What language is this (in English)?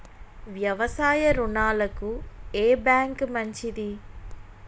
Telugu